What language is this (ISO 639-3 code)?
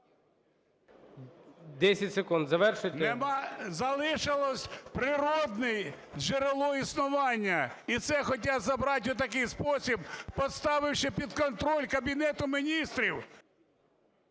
ukr